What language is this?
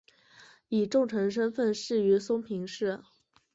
Chinese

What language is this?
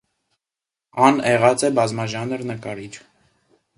Armenian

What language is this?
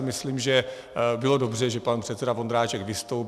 Czech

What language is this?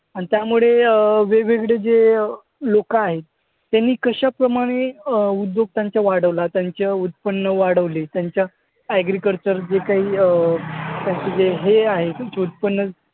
Marathi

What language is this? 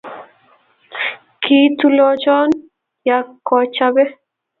Kalenjin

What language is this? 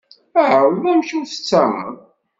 Kabyle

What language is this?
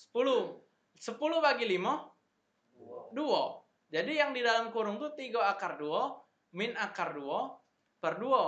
Indonesian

